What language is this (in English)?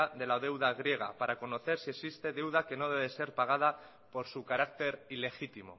Spanish